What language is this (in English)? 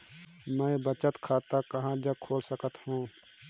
Chhattisgarhi